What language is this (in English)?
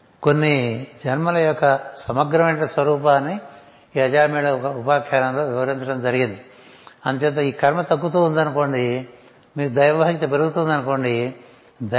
Telugu